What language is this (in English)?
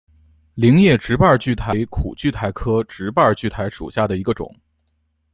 Chinese